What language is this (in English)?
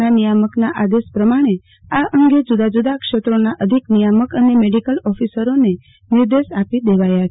Gujarati